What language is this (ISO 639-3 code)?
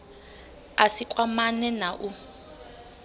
ven